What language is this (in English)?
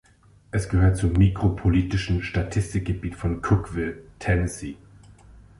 German